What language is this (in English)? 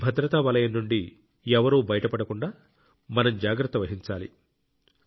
Telugu